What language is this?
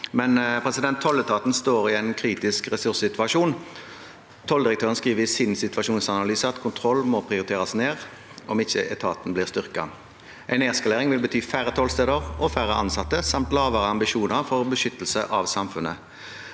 Norwegian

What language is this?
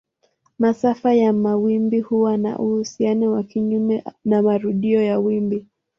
Swahili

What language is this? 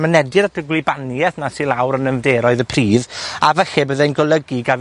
Welsh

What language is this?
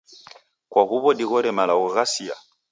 Taita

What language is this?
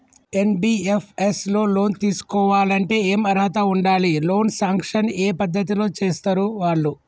Telugu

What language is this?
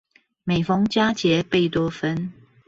Chinese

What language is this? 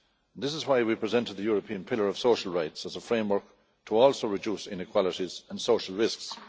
English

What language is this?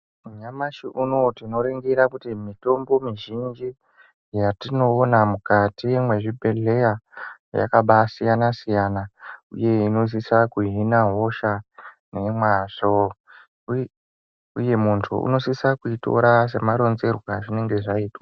Ndau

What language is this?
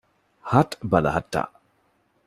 Divehi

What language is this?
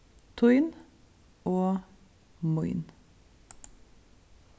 Faroese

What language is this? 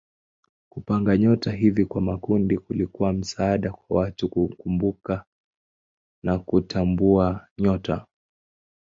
Swahili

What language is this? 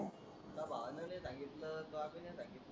Marathi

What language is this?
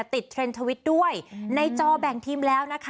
Thai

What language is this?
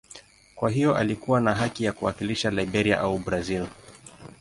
Swahili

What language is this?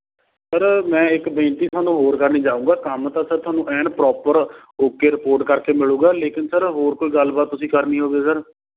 Punjabi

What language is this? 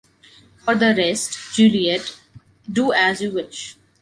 English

